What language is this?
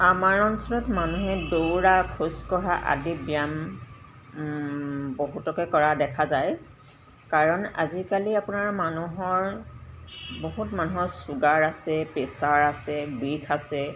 Assamese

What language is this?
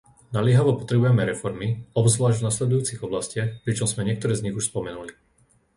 Slovak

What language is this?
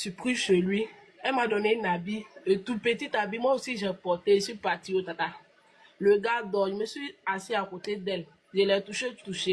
French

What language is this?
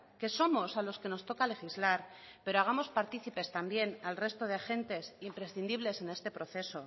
Spanish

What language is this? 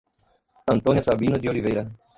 Portuguese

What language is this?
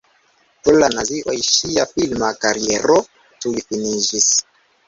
Esperanto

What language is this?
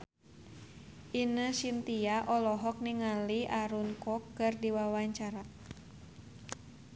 Sundanese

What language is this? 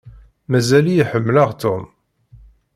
Kabyle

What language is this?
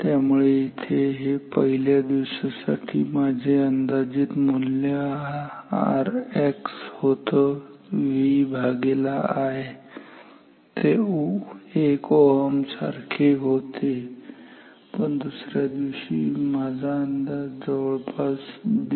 Marathi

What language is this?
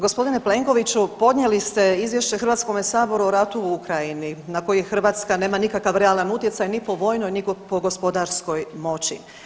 Croatian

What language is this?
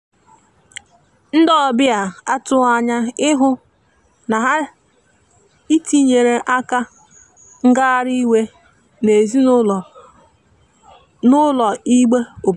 Igbo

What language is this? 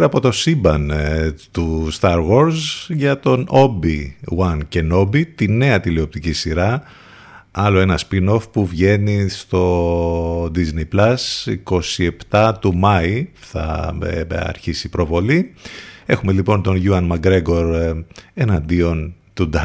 Greek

